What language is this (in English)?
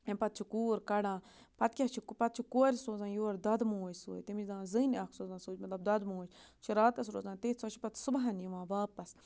Kashmiri